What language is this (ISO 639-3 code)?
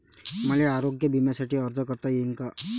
mar